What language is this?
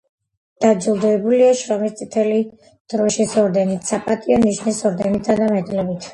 Georgian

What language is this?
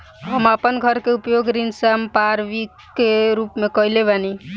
Bhojpuri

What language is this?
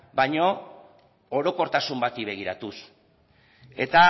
Basque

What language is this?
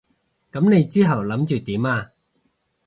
Cantonese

